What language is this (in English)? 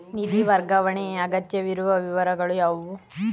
Kannada